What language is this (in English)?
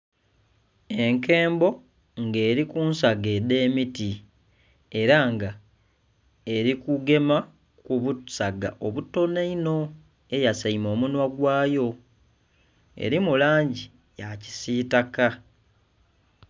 Soga